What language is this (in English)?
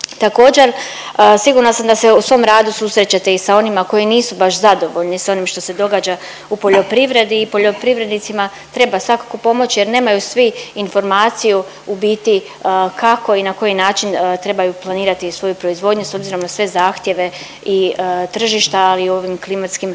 Croatian